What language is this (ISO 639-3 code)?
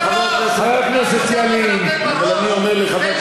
heb